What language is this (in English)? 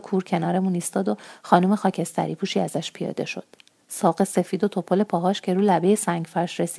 Persian